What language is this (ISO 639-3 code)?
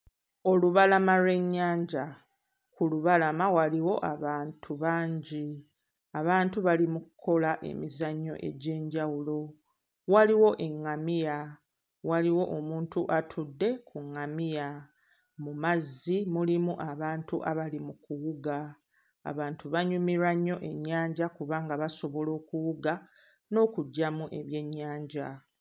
lug